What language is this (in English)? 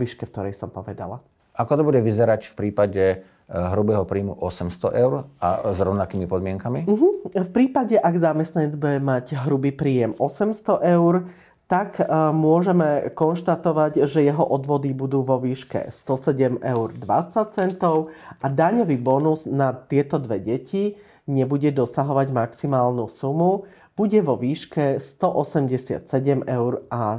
Slovak